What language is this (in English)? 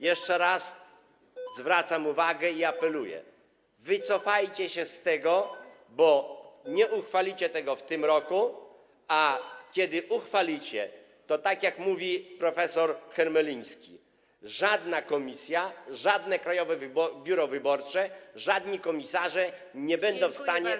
Polish